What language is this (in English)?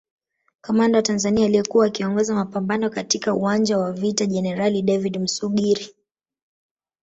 Swahili